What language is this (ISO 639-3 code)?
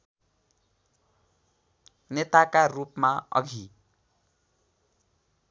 nep